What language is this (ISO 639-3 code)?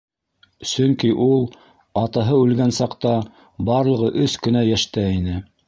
bak